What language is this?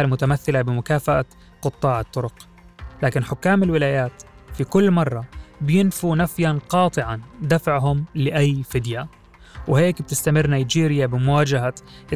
Arabic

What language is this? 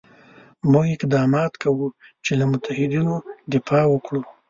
Pashto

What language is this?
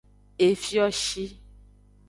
Aja (Benin)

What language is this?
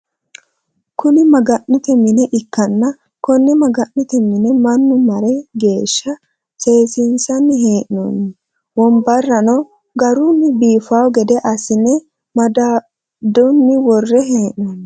Sidamo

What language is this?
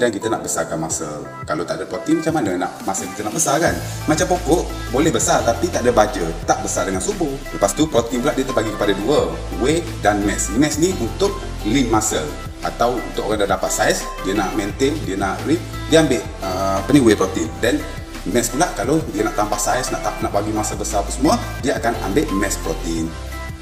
Malay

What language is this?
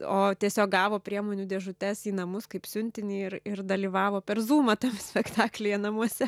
Lithuanian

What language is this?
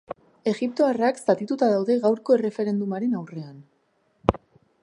Basque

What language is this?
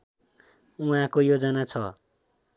Nepali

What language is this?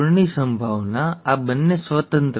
Gujarati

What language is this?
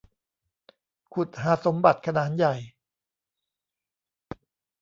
Thai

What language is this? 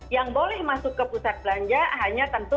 Indonesian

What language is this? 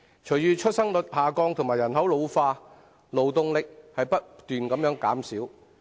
Cantonese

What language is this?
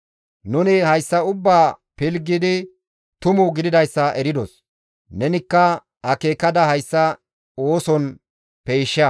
Gamo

